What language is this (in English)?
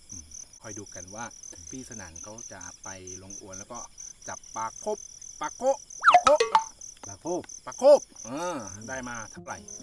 Thai